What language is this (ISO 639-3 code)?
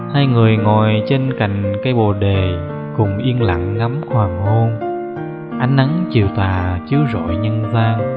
vie